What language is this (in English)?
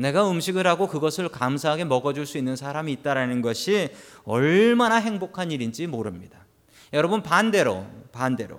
Korean